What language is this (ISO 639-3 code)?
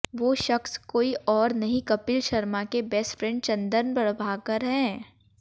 hin